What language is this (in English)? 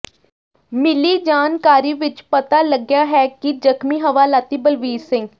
Punjabi